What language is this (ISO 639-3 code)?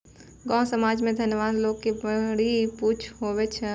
mai